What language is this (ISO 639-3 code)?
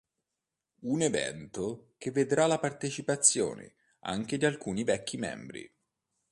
ita